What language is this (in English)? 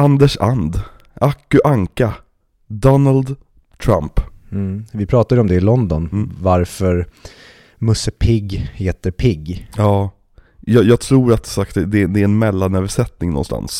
Swedish